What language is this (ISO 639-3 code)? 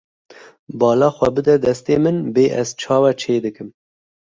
kur